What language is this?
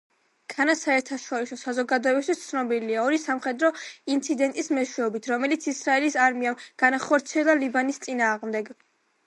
Georgian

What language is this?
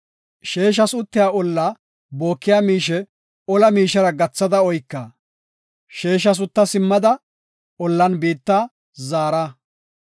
Gofa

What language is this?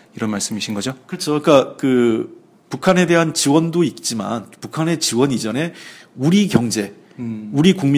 Korean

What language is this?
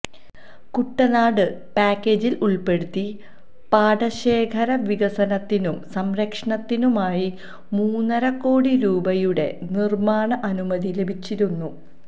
Malayalam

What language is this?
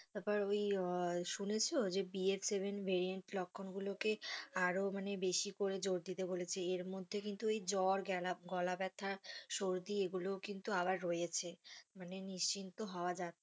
Bangla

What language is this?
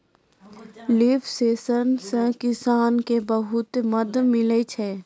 Maithili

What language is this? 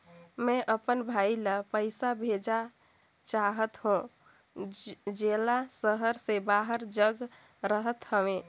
Chhattisgarhi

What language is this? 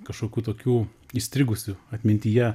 Lithuanian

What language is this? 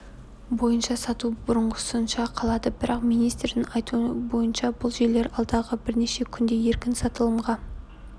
Kazakh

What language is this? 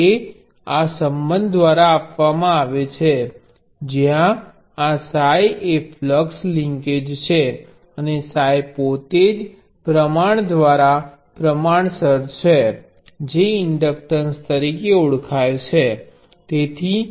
Gujarati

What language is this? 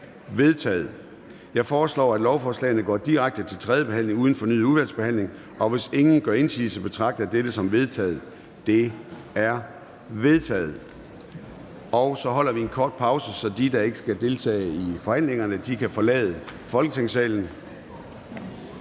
Danish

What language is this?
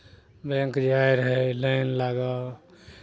Maithili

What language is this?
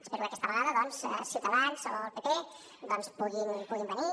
Catalan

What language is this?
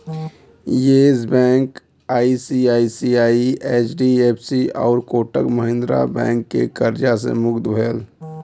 Bhojpuri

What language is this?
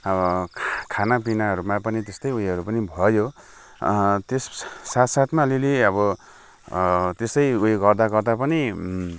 Nepali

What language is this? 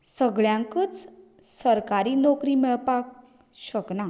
Konkani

